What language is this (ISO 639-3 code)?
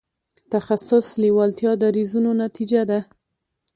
pus